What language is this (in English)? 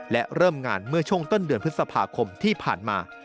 Thai